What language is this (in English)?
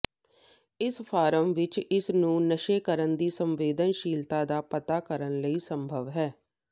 Punjabi